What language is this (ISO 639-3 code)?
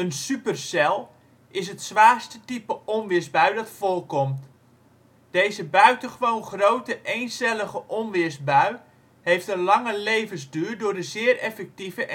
nld